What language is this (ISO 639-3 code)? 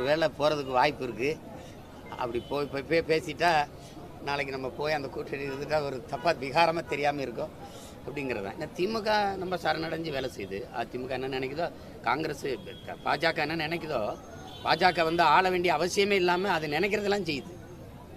ara